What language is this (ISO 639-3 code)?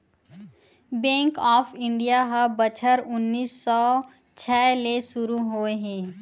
hne